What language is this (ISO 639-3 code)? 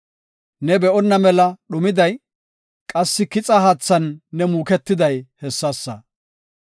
gof